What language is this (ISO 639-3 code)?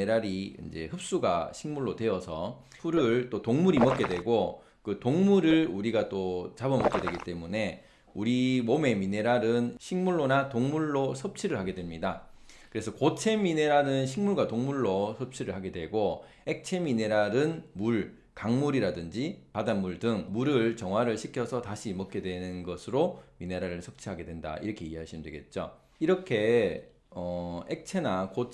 kor